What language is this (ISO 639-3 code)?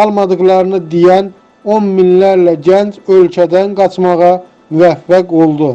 tur